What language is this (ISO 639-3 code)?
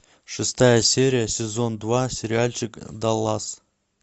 rus